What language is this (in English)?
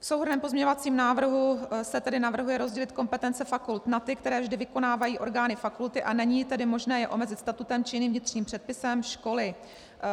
Czech